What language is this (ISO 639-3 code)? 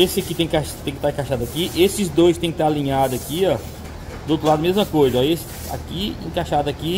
por